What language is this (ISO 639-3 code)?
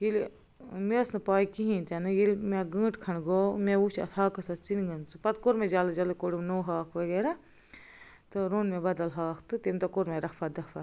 kas